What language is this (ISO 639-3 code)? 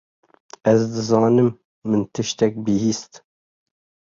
kur